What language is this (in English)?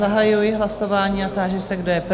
Czech